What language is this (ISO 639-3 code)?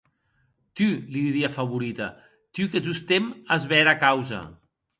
oci